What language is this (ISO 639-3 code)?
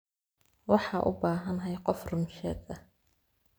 som